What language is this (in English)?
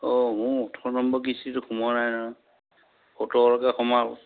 Assamese